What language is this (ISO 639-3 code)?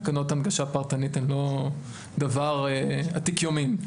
heb